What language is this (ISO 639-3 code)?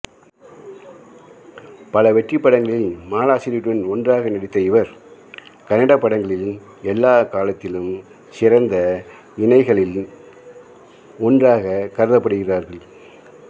tam